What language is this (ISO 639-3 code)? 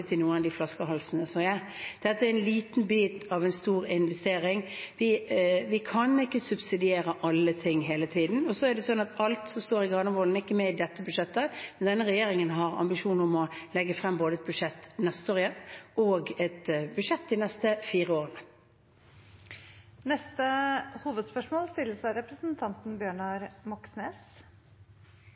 nob